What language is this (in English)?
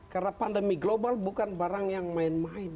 Indonesian